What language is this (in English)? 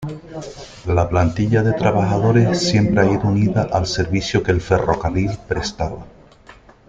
Spanish